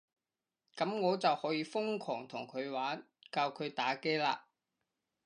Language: Cantonese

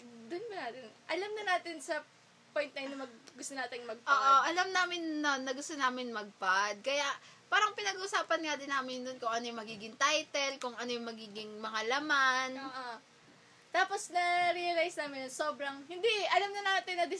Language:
Filipino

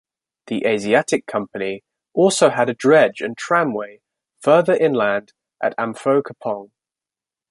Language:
English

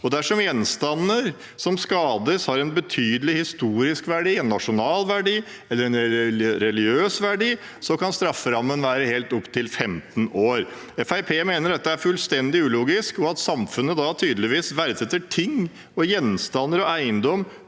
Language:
Norwegian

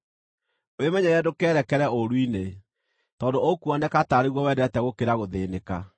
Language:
Kikuyu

